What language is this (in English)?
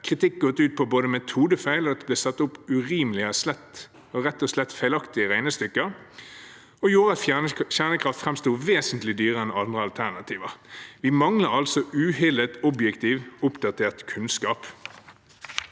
Norwegian